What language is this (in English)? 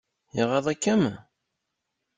Kabyle